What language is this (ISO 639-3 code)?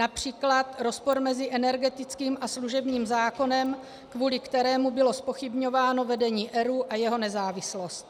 ces